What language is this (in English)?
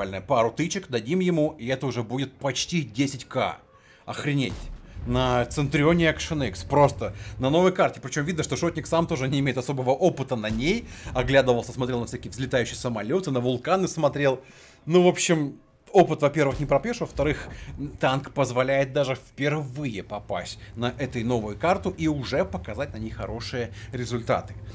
Russian